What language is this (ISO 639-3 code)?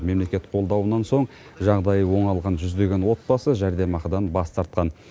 kaz